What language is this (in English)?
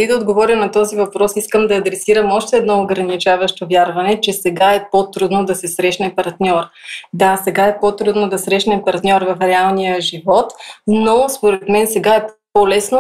Bulgarian